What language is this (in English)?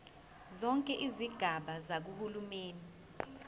Zulu